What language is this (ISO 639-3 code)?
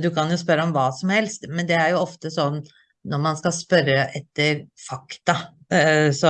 nor